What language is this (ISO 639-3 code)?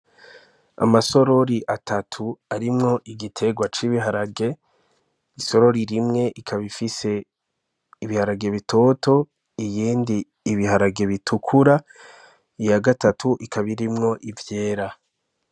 run